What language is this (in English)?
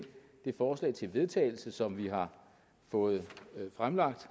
Danish